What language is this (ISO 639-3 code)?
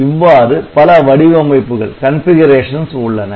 tam